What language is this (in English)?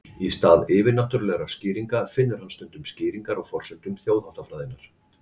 Icelandic